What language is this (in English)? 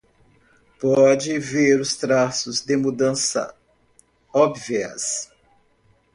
Portuguese